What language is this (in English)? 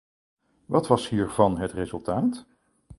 Dutch